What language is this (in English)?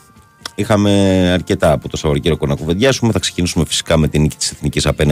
Greek